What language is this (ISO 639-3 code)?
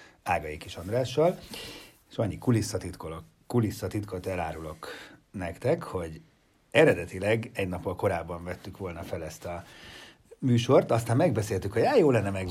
hun